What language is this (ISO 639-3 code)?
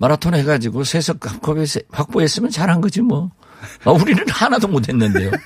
kor